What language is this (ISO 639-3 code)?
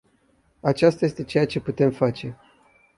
ron